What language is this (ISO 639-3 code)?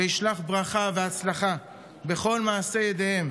heb